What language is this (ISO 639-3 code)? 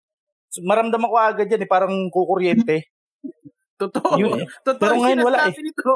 fil